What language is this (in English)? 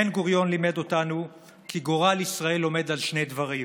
Hebrew